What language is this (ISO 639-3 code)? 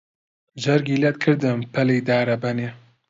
ckb